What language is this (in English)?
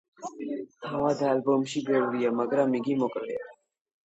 Georgian